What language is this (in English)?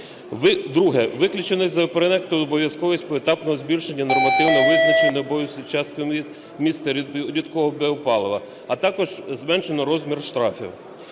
Ukrainian